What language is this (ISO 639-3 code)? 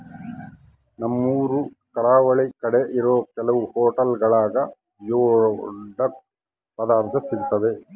kan